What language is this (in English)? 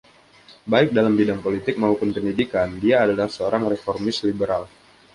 Indonesian